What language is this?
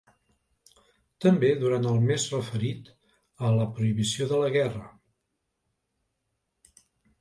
Catalan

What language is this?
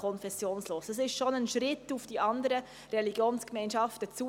Swiss German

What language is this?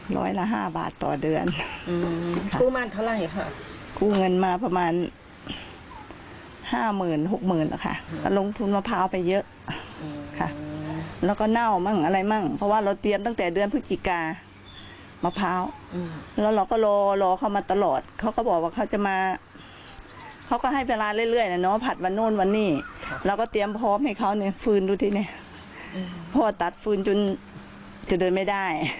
Thai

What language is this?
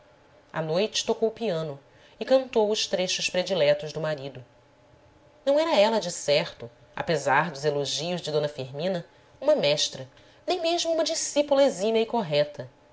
Portuguese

